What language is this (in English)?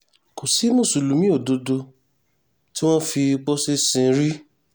Yoruba